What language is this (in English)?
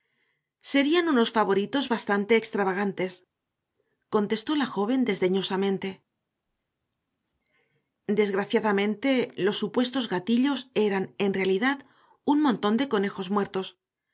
Spanish